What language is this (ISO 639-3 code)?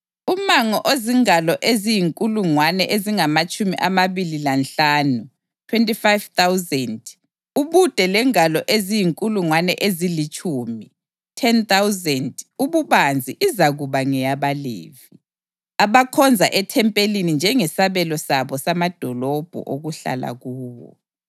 nde